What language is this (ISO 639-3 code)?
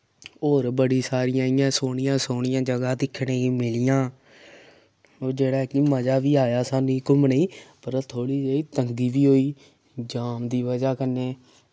doi